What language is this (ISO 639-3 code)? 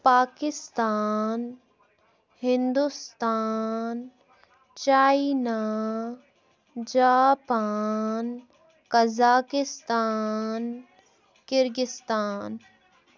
kas